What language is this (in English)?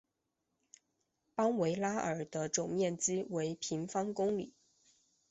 Chinese